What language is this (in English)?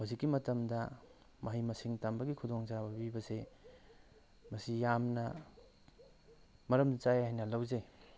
Manipuri